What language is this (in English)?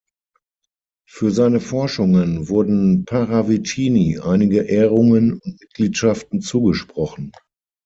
German